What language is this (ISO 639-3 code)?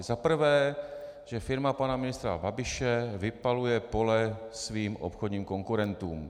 ces